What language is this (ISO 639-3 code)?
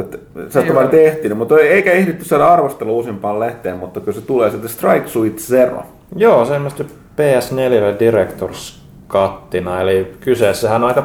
fin